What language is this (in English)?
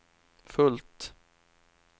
Swedish